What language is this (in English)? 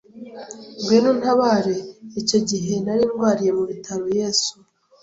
Kinyarwanda